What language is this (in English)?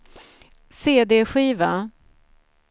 Swedish